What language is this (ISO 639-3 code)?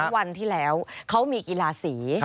tha